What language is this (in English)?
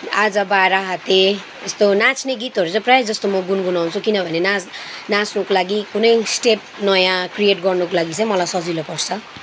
Nepali